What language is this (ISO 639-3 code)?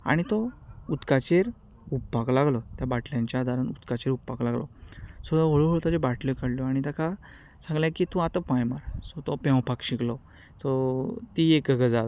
kok